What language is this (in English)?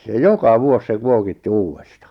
Finnish